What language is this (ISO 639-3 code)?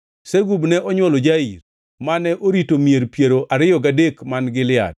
luo